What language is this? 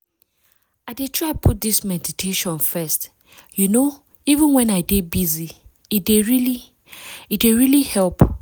Nigerian Pidgin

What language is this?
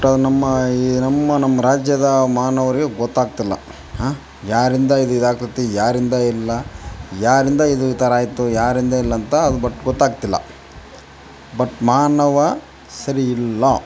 Kannada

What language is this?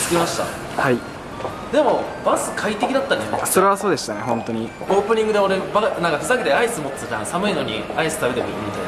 Japanese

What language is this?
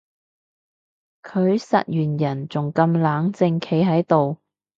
Cantonese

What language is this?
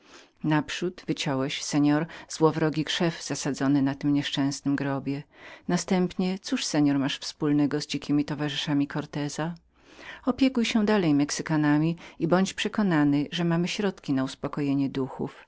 Polish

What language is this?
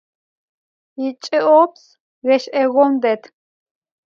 Adyghe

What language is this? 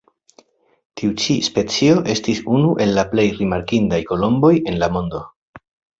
Esperanto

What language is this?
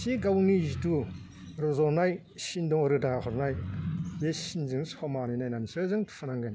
Bodo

